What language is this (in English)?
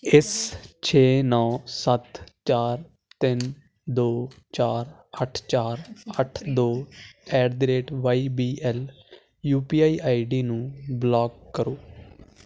Punjabi